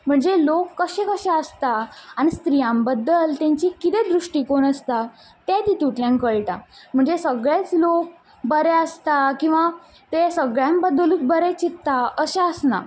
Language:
Konkani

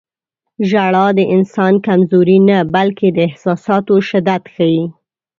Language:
Pashto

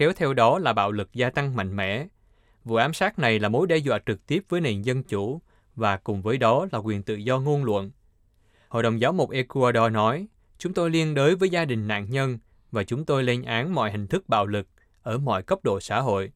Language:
Vietnamese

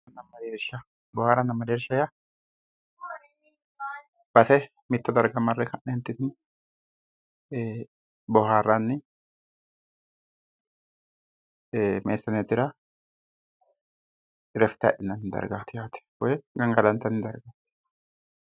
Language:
Sidamo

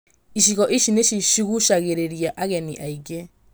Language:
Kikuyu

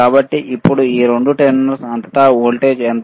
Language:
Telugu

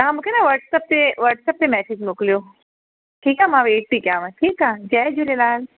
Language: Sindhi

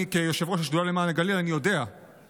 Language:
Hebrew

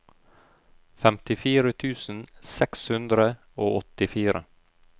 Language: Norwegian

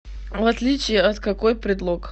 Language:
Russian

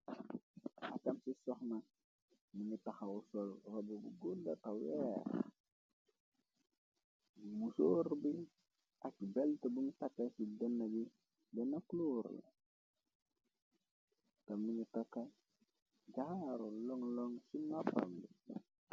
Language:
Wolof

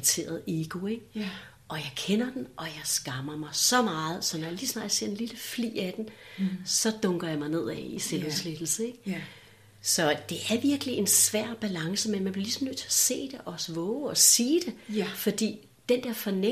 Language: Danish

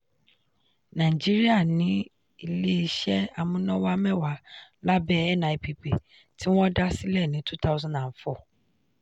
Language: Yoruba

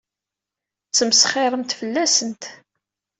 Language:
Kabyle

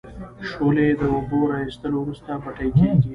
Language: Pashto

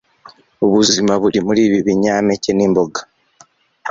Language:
Kinyarwanda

